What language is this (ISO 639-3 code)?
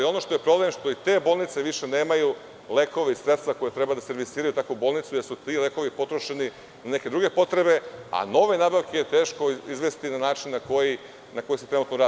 srp